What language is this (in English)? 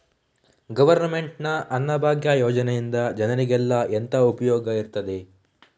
Kannada